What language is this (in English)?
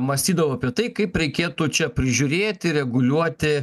Lithuanian